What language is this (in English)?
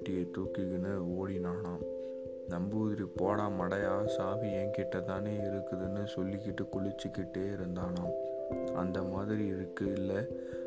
Tamil